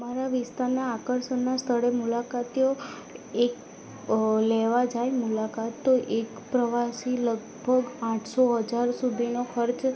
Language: Gujarati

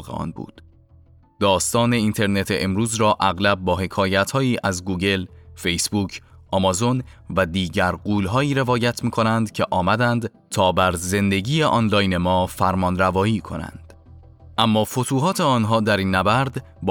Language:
Persian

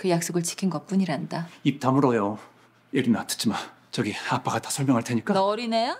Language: Korean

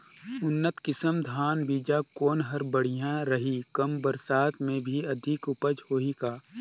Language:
Chhattisgarhi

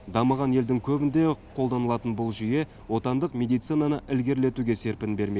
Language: Kazakh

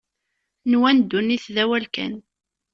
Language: Kabyle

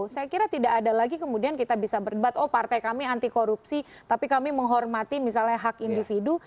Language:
Indonesian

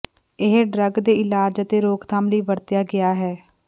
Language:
Punjabi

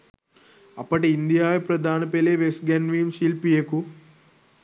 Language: Sinhala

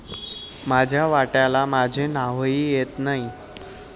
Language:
Marathi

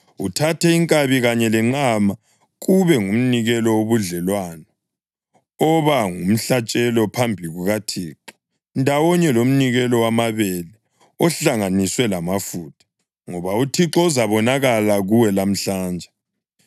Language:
North Ndebele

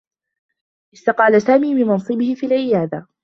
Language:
Arabic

